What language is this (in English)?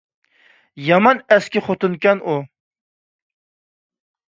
Uyghur